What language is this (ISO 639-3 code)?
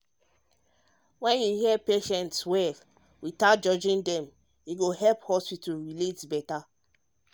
pcm